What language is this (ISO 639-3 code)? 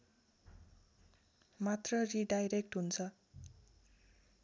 nep